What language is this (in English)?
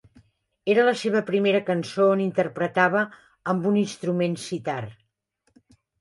Catalan